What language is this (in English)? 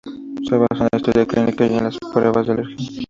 Spanish